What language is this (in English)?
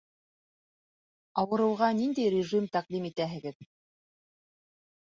Bashkir